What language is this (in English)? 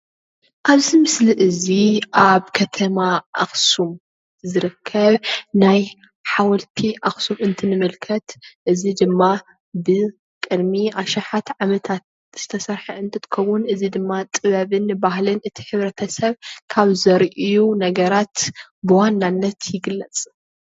Tigrinya